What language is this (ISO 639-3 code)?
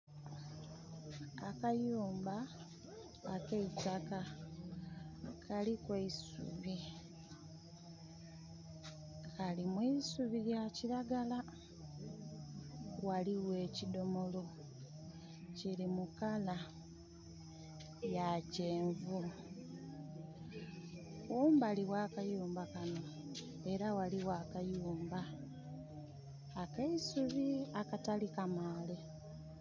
xog